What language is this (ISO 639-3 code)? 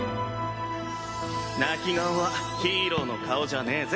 jpn